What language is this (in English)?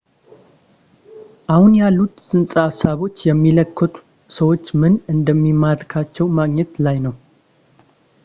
Amharic